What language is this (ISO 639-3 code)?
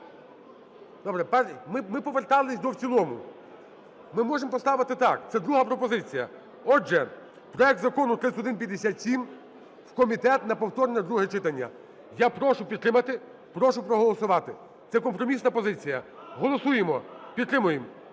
ukr